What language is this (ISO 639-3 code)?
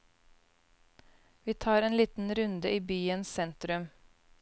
nor